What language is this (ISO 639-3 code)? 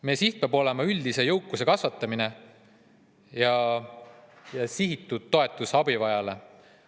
est